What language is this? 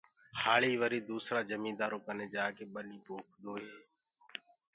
Gurgula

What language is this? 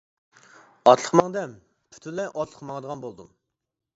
Uyghur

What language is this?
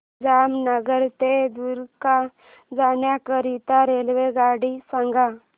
Marathi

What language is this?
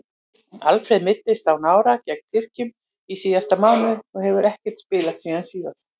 Icelandic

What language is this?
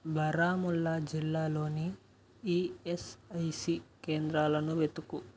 Telugu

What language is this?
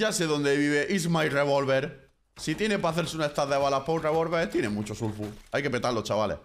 Spanish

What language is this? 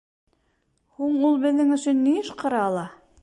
Bashkir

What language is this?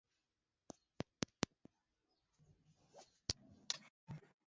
Swahili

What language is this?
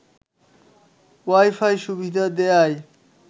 Bangla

